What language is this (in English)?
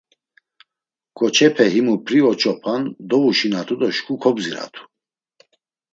Laz